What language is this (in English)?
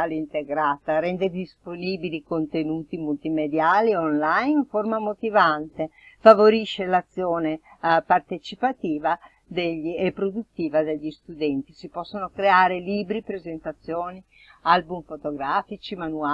Italian